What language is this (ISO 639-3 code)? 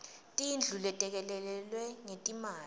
ssw